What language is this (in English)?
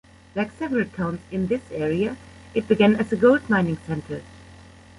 English